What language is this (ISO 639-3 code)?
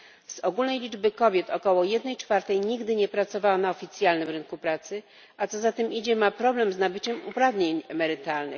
pol